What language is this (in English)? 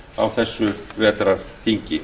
Icelandic